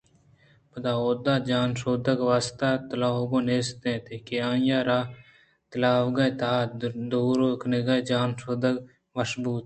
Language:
Eastern Balochi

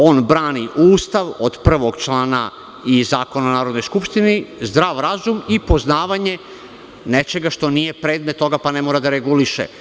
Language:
Serbian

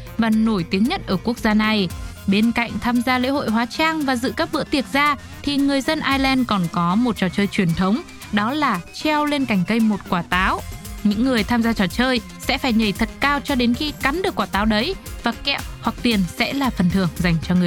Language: Vietnamese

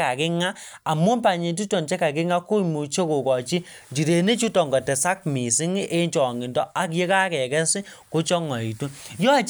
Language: Kalenjin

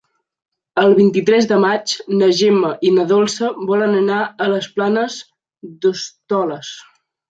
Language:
Catalan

